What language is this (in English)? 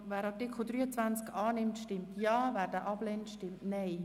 Swiss German